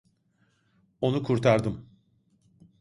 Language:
Turkish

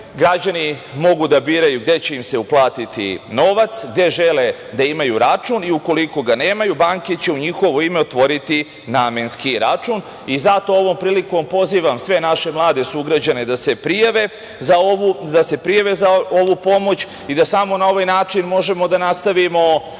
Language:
Serbian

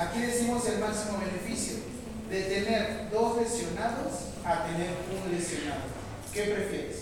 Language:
Spanish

